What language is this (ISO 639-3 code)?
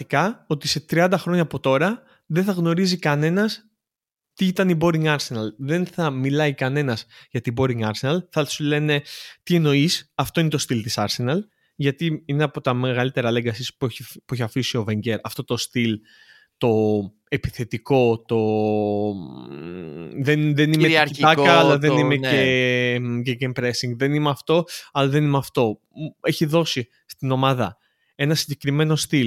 ell